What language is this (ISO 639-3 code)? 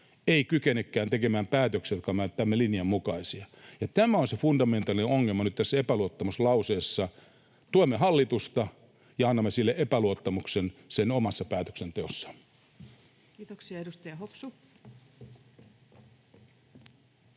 fin